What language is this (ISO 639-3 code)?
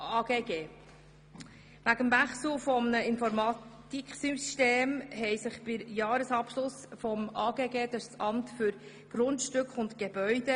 gsw